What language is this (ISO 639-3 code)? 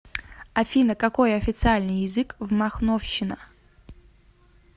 rus